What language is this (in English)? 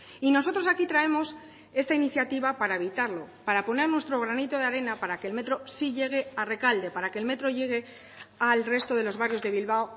Spanish